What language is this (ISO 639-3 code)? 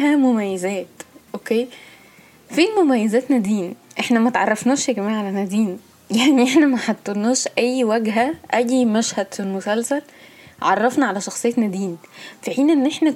ara